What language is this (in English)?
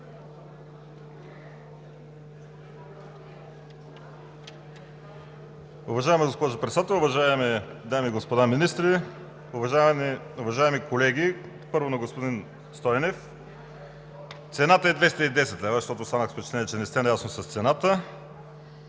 Bulgarian